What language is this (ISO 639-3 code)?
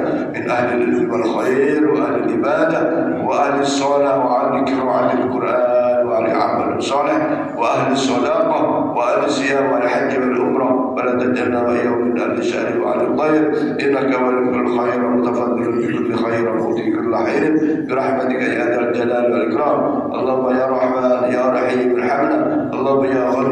ind